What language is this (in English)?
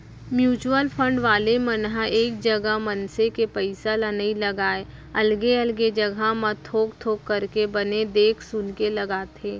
Chhattisgarhi